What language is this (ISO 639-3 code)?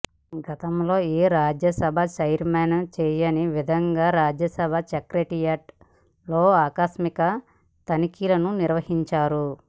tel